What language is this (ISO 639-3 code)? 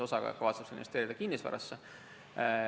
est